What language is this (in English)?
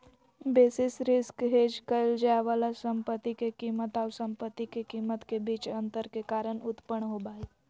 Magahi